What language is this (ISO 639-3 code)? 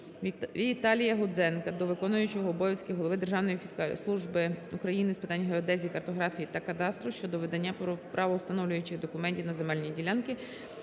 ukr